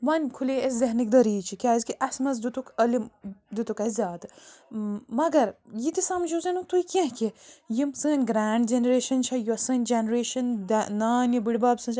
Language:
Kashmiri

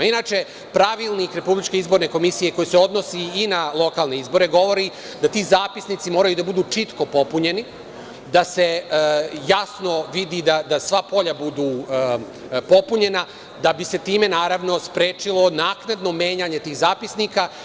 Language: Serbian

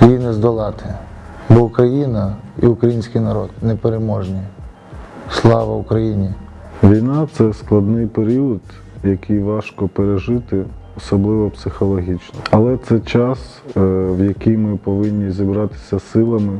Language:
Ukrainian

